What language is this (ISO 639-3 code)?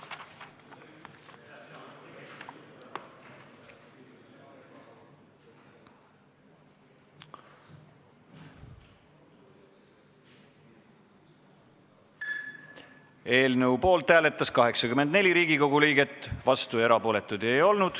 est